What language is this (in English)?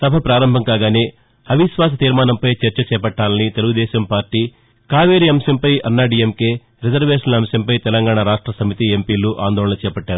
Telugu